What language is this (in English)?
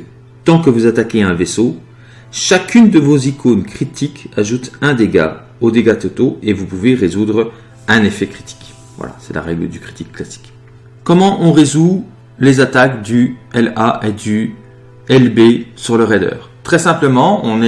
French